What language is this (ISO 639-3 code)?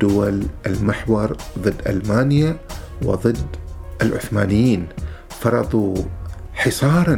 ara